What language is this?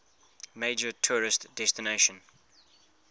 English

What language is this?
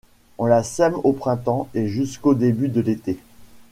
French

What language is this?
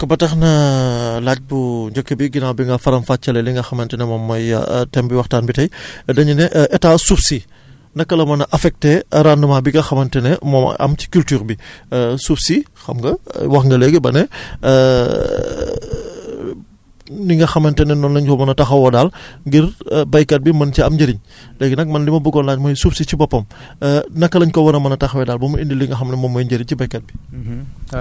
Wolof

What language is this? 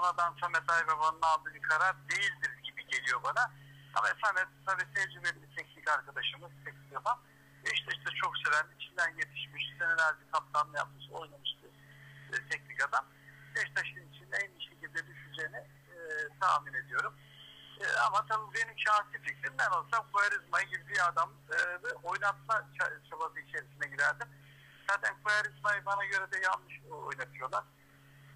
Turkish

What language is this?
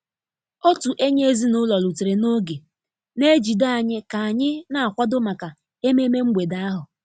Igbo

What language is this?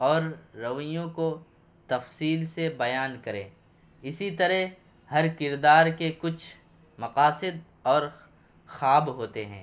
Urdu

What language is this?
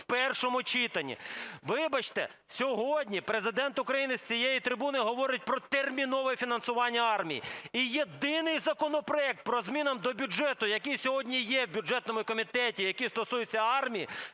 Ukrainian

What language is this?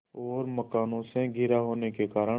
Hindi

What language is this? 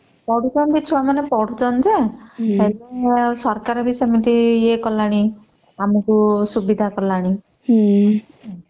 Odia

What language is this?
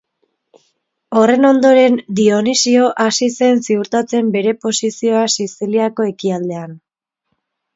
Basque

